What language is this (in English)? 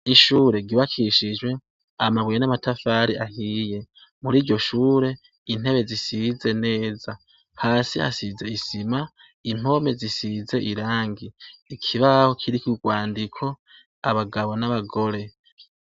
Rundi